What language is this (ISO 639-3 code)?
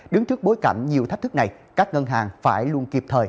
vie